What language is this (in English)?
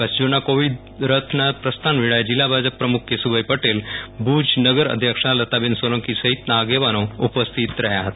Gujarati